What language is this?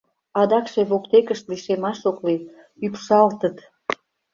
Mari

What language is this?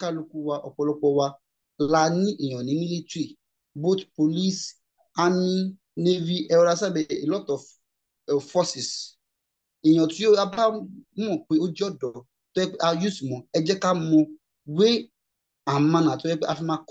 English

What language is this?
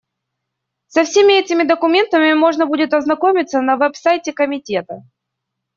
Russian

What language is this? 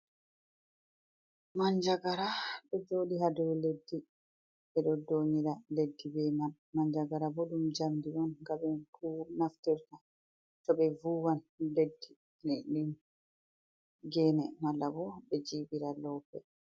Fula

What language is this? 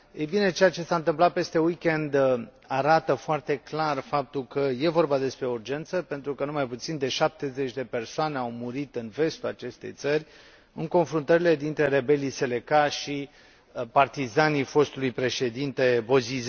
Romanian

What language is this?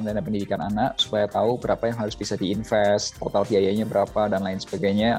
Indonesian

